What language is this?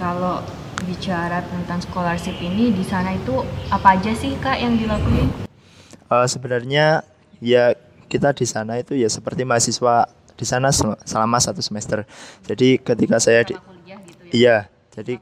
Indonesian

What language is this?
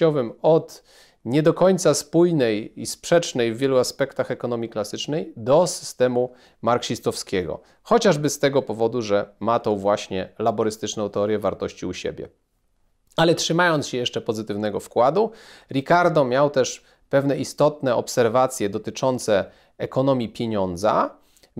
Polish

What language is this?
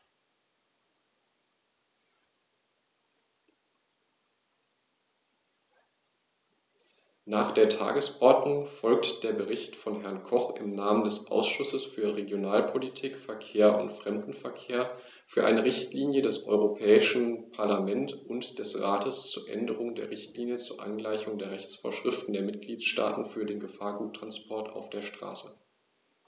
German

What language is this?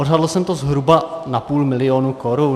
Czech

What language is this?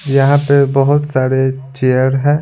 Hindi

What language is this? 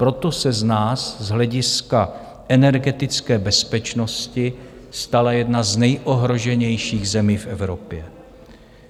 Czech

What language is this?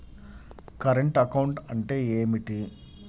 Telugu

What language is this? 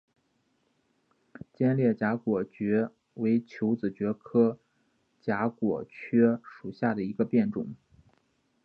Chinese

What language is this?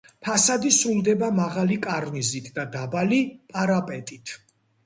Georgian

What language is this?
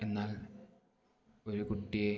Malayalam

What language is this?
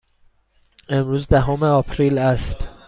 Persian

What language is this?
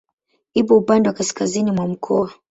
Swahili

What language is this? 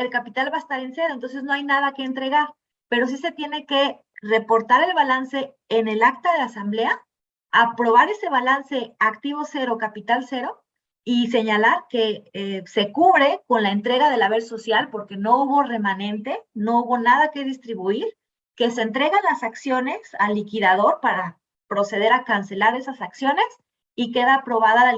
Spanish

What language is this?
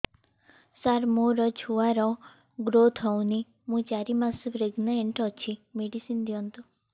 Odia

